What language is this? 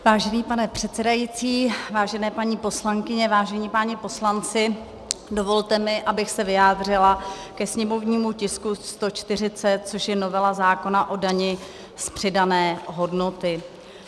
Czech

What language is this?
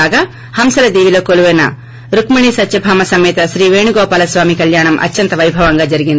Telugu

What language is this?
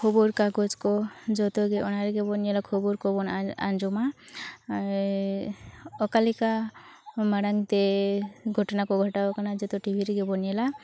Santali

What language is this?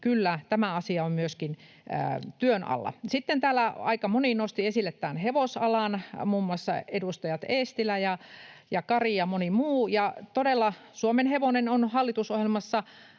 Finnish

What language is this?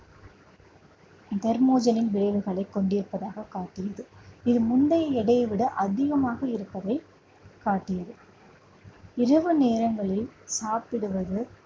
Tamil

